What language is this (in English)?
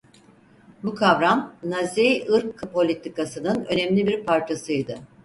Turkish